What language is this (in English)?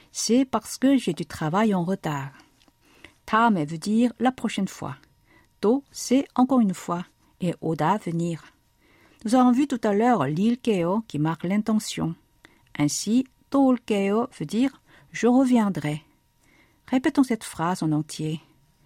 French